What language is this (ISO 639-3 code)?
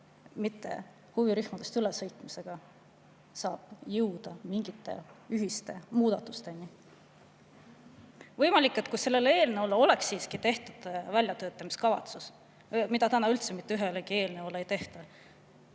est